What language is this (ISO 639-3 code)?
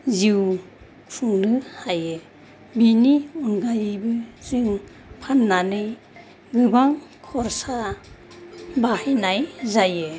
brx